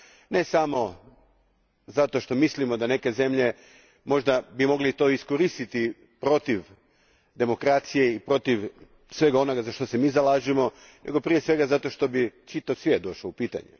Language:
Croatian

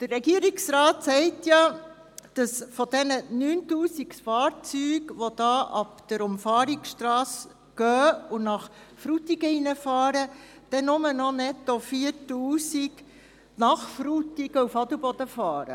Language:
Swiss German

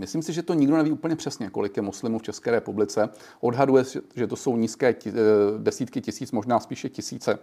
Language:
Czech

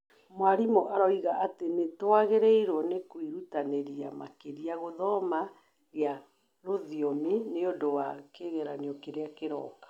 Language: Kikuyu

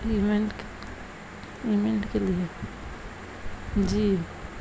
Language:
Urdu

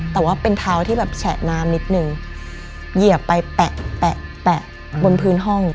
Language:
Thai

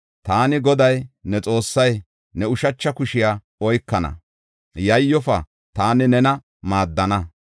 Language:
Gofa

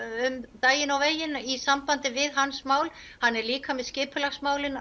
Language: Icelandic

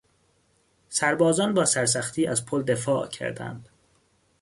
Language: Persian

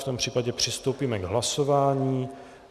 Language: Czech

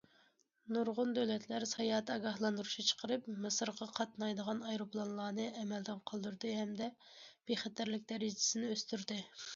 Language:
Uyghur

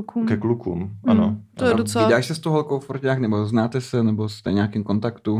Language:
Czech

